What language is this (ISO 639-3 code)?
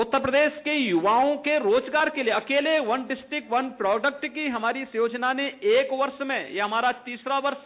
hin